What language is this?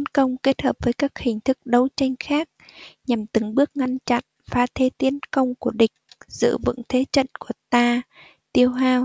Vietnamese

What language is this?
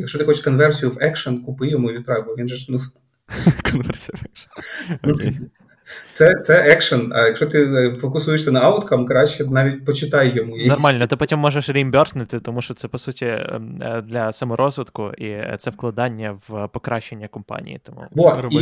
Ukrainian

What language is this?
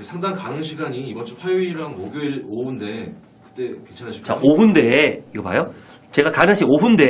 Korean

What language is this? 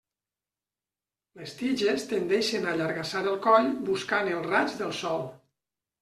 Catalan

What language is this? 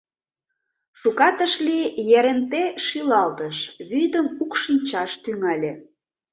Mari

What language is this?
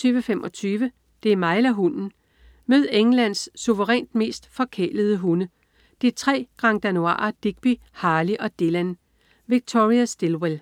Danish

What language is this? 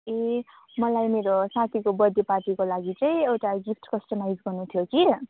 Nepali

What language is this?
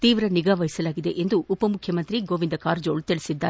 Kannada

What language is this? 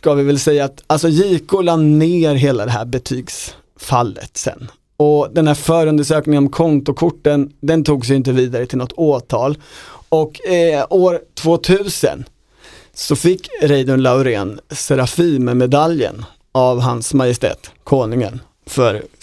Swedish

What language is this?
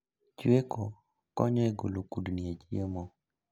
Luo (Kenya and Tanzania)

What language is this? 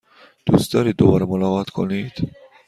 Persian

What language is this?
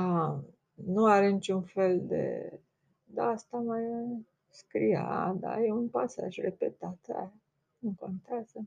Romanian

